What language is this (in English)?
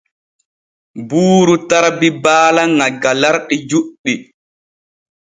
Borgu Fulfulde